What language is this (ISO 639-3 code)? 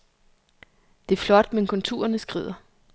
dan